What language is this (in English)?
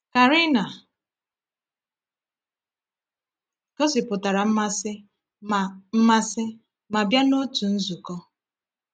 Igbo